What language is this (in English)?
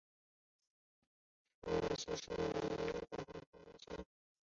Chinese